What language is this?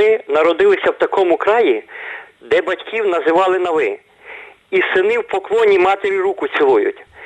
Ukrainian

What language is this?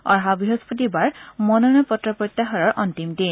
Assamese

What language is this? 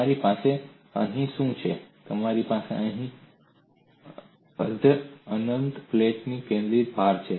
Gujarati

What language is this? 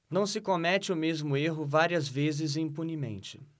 Portuguese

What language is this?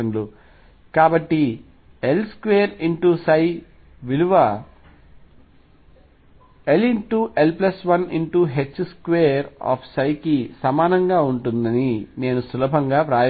Telugu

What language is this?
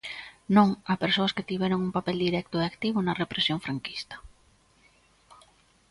Galician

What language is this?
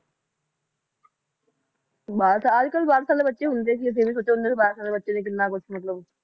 Punjabi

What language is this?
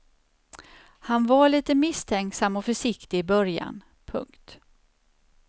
Swedish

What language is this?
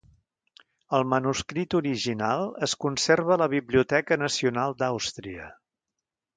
Catalan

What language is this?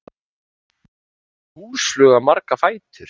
Icelandic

